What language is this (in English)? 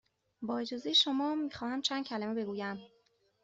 Persian